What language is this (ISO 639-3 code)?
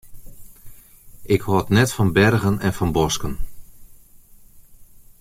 fry